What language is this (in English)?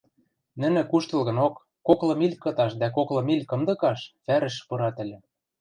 Western Mari